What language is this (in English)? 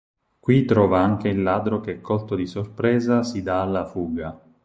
Italian